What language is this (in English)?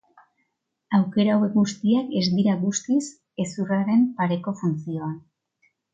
Basque